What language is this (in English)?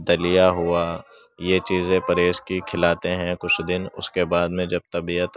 Urdu